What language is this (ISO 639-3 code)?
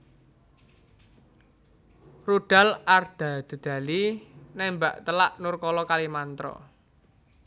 jav